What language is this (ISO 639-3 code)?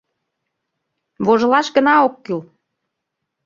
chm